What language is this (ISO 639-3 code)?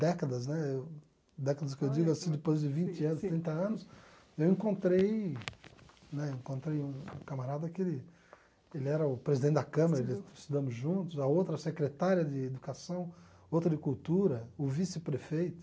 por